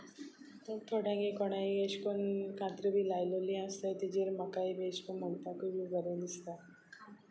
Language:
Konkani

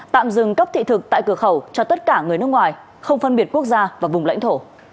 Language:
Vietnamese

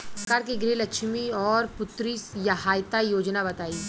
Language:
Bhojpuri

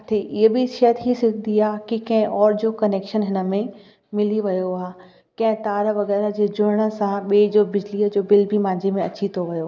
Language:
Sindhi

